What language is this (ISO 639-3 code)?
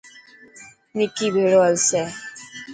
mki